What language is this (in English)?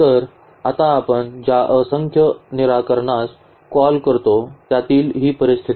Marathi